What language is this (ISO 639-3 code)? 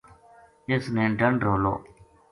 gju